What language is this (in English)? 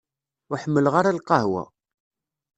Kabyle